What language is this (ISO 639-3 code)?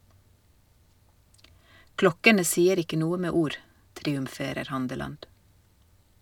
nor